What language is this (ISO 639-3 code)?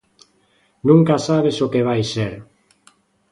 glg